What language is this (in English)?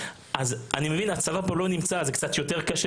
Hebrew